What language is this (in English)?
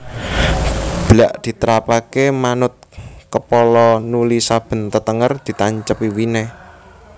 Javanese